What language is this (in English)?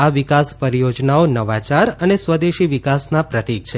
Gujarati